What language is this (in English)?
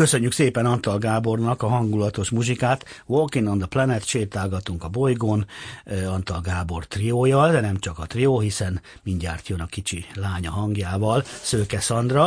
Hungarian